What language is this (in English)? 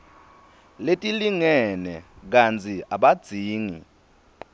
Swati